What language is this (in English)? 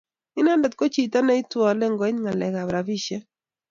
Kalenjin